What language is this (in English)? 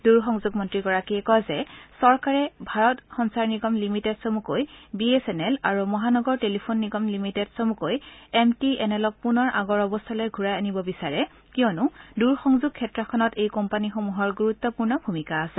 Assamese